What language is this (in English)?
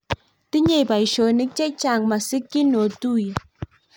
Kalenjin